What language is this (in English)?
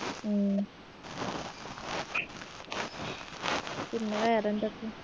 Malayalam